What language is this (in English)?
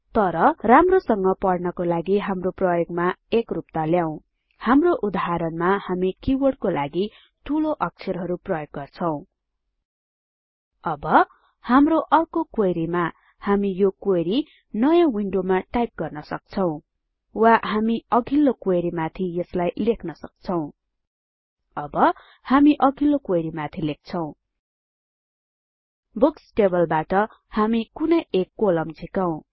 Nepali